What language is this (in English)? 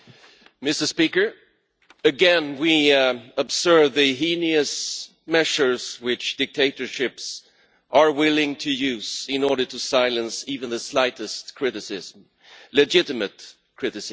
English